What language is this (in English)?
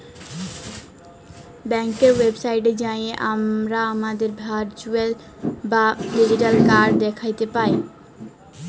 Bangla